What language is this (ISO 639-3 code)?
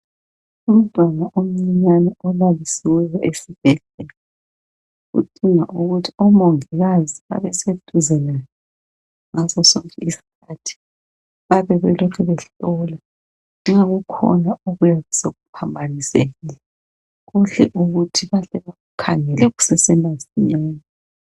nde